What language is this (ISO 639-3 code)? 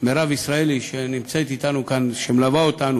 heb